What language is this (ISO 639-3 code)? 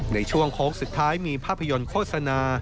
tha